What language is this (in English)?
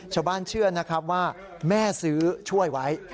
Thai